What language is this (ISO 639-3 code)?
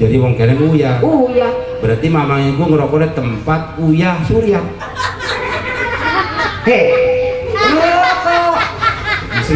ind